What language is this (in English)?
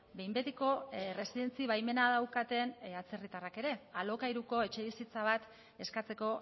Basque